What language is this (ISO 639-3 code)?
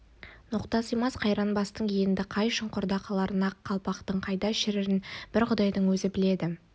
kaz